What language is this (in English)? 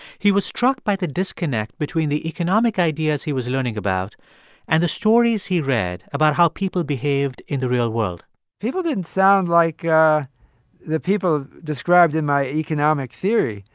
English